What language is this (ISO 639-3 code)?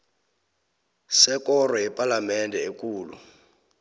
nbl